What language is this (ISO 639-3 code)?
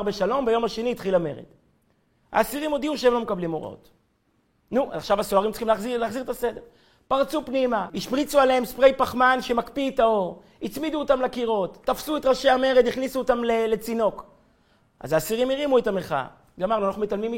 heb